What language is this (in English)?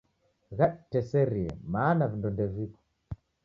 Taita